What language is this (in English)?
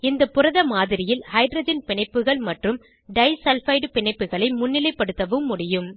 Tamil